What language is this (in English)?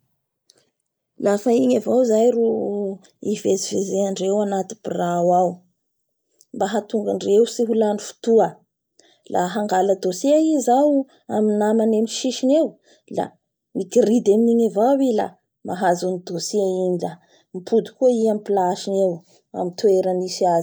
Bara Malagasy